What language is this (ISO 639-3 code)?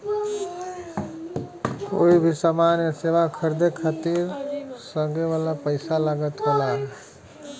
bho